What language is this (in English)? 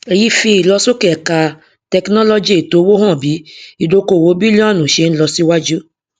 Yoruba